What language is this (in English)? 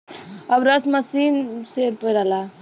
Bhojpuri